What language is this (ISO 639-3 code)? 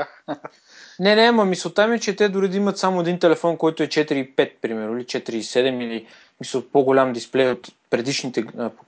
bul